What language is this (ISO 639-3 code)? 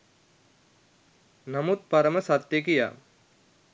sin